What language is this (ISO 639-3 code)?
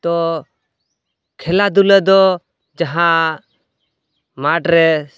sat